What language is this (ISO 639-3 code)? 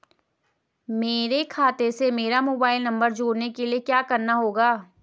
hin